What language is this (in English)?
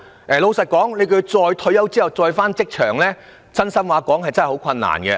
Cantonese